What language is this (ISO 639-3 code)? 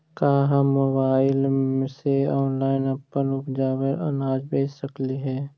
mag